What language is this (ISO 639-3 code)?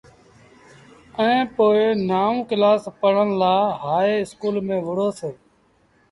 sbn